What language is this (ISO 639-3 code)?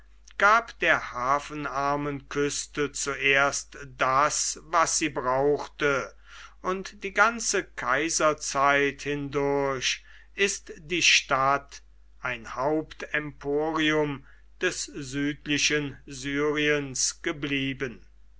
deu